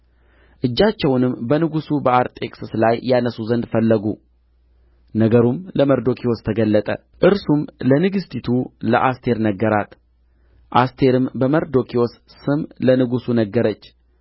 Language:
Amharic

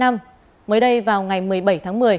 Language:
Vietnamese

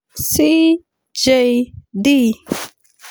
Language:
Masai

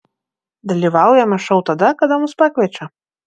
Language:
Lithuanian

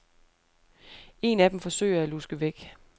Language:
Danish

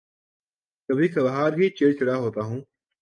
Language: Urdu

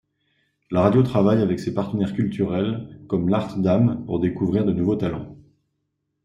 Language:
French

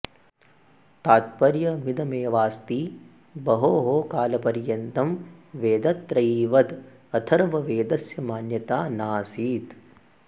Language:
Sanskrit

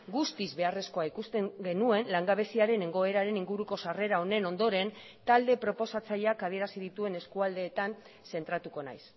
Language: Basque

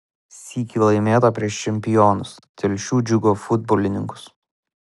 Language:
Lithuanian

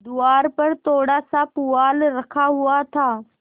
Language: Hindi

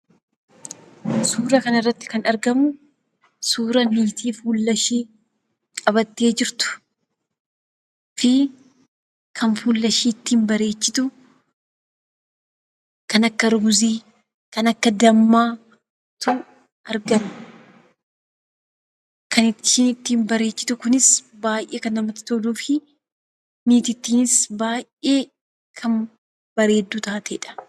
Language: Oromo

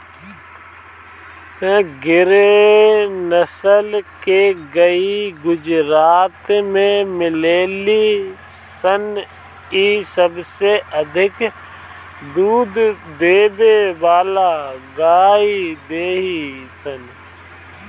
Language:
Bhojpuri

